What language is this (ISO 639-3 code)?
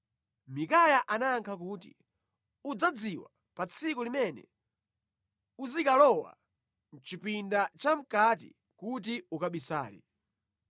nya